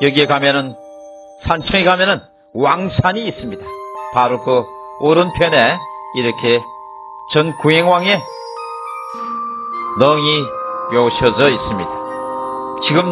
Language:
Korean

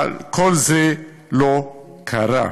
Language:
Hebrew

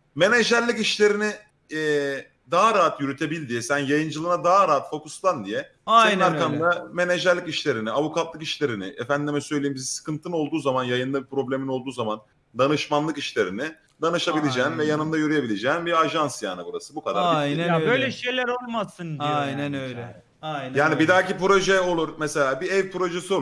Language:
Turkish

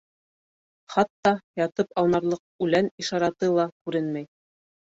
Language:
Bashkir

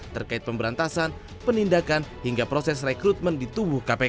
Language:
Indonesian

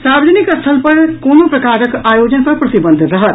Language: Maithili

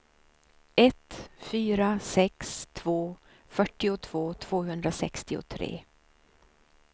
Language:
Swedish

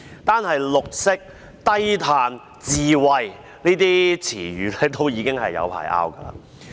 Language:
Cantonese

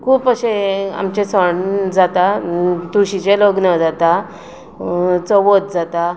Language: Konkani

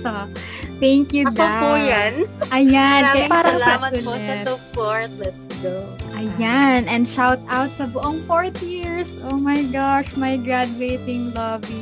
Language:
Filipino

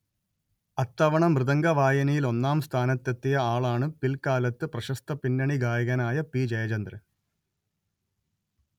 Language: Malayalam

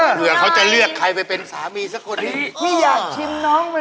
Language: Thai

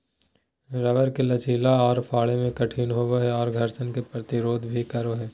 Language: Magahi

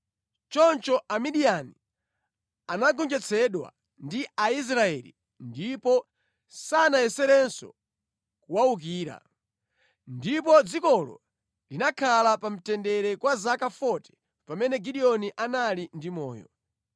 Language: Nyanja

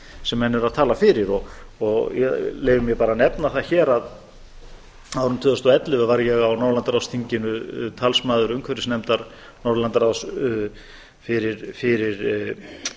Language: Icelandic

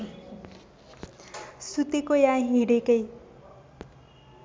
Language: Nepali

